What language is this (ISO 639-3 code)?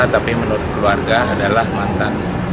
ind